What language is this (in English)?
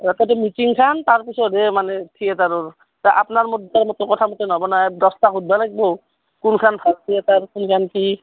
Assamese